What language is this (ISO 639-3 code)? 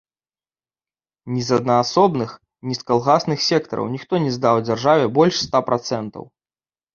bel